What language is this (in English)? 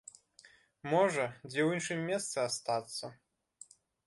Belarusian